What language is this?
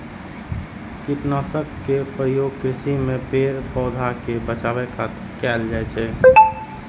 Maithili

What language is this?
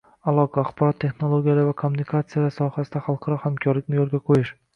Uzbek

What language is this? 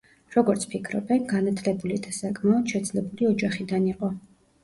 Georgian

